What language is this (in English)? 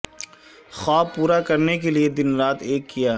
Urdu